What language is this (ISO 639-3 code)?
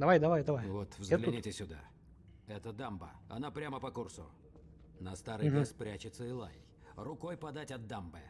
rus